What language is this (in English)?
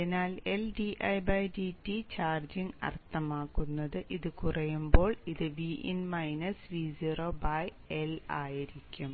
Malayalam